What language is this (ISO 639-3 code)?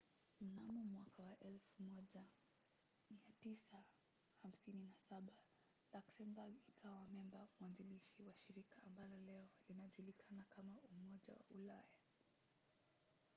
swa